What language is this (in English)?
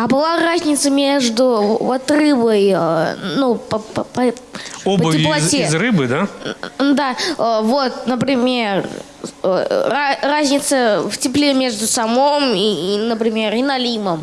Russian